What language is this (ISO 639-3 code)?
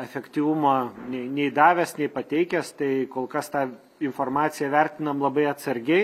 lit